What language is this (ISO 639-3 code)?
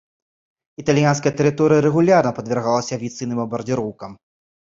bel